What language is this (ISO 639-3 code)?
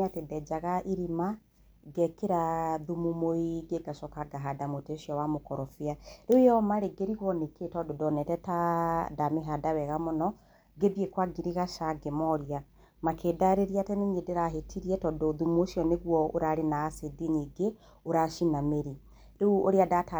kik